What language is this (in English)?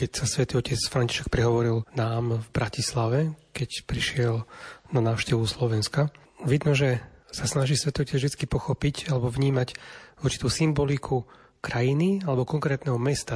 Slovak